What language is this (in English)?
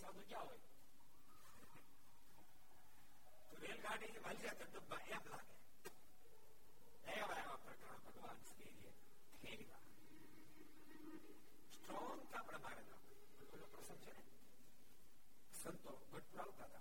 Gujarati